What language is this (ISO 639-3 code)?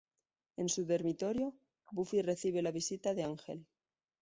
spa